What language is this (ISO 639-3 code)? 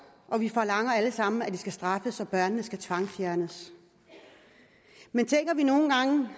dan